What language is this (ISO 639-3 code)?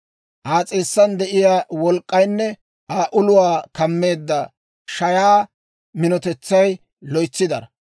dwr